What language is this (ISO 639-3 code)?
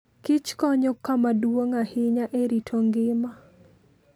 luo